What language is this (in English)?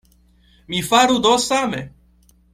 Esperanto